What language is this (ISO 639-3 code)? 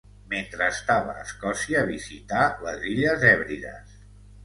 cat